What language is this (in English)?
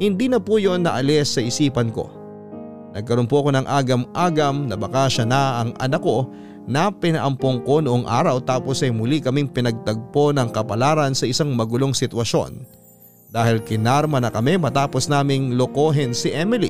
Filipino